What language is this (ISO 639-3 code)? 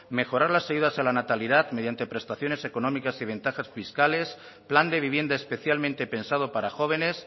spa